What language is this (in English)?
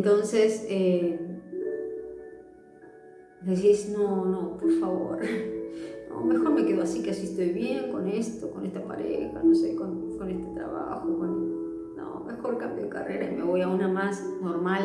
Spanish